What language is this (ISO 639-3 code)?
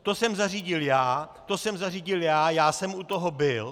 ces